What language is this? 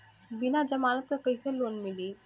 Bhojpuri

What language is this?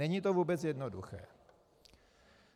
Czech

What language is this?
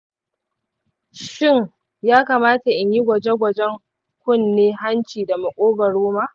Hausa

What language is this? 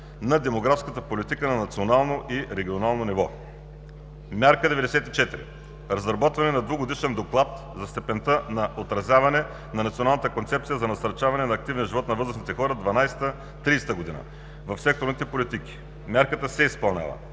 Bulgarian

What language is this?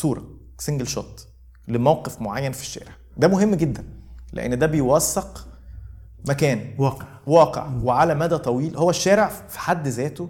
Arabic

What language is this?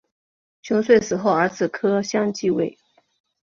Chinese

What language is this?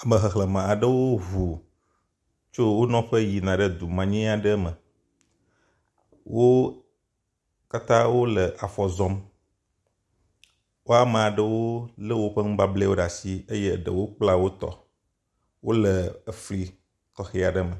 Ewe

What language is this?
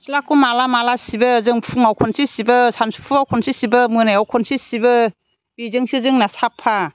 Bodo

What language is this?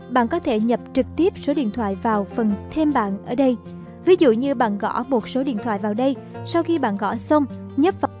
Vietnamese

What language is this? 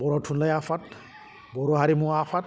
Bodo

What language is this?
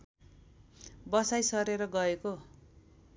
Nepali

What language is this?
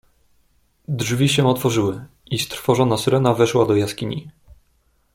Polish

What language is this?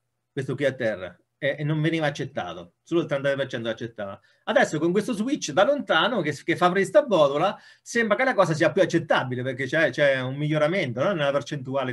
Italian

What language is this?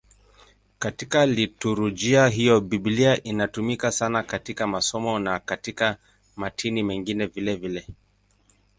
Swahili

